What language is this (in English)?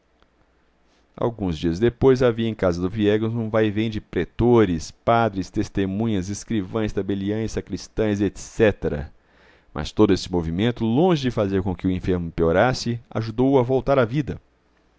Portuguese